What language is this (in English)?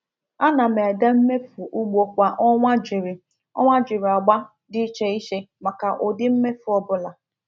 Igbo